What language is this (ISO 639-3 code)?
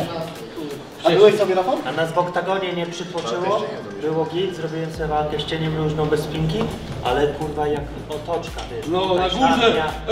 pol